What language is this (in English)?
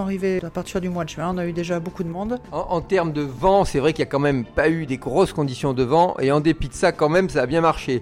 French